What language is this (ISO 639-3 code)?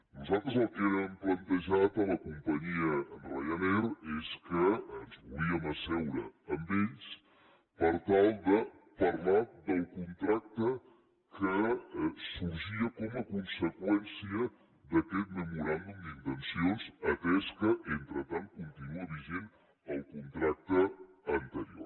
cat